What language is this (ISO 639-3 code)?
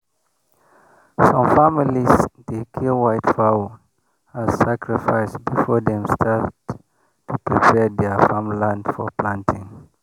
pcm